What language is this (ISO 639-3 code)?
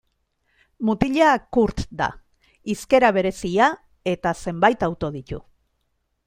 eus